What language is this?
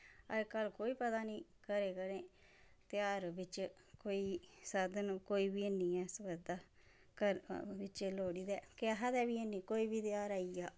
Dogri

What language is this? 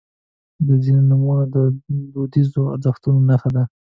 Pashto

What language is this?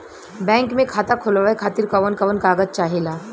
Bhojpuri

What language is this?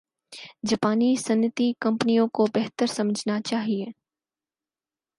Urdu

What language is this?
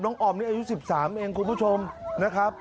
Thai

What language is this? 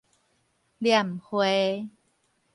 Min Nan Chinese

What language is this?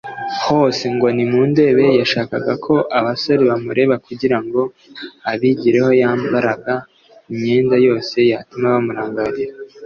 Kinyarwanda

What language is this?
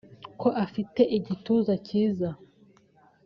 Kinyarwanda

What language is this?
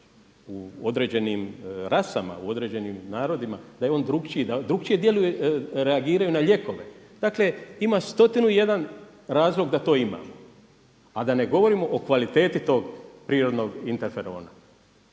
Croatian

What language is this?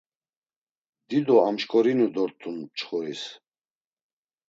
Laz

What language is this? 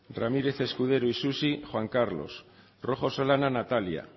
Basque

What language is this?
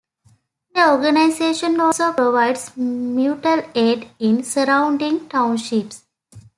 English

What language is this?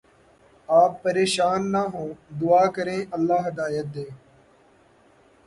Urdu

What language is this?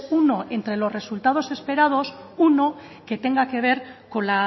Spanish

